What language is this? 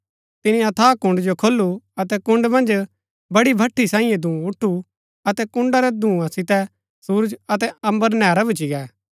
Gaddi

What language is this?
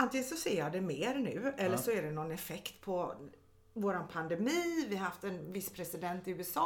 Swedish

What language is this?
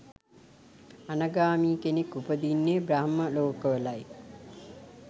Sinhala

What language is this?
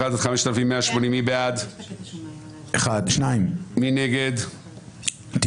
Hebrew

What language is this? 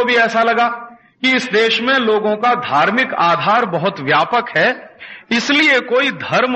Hindi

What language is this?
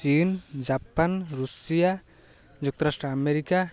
Odia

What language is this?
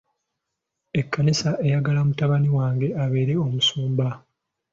Ganda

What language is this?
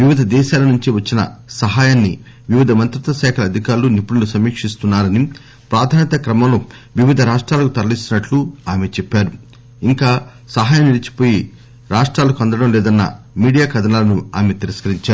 Telugu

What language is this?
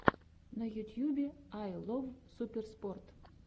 Russian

